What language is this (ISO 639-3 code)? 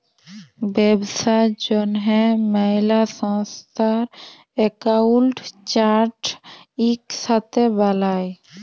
ben